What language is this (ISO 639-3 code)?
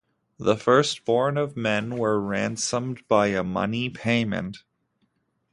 eng